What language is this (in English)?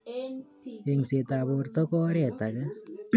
Kalenjin